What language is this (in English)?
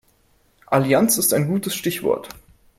German